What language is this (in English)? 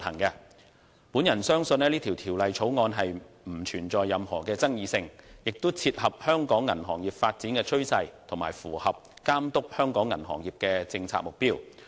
Cantonese